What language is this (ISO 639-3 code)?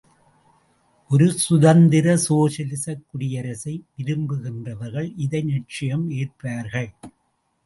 tam